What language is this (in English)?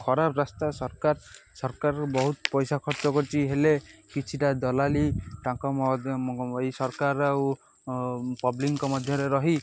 Odia